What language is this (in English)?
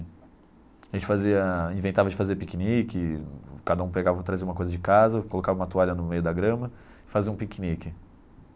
Portuguese